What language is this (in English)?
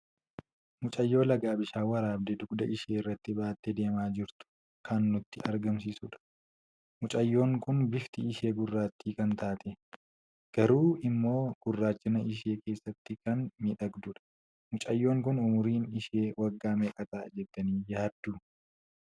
Oromo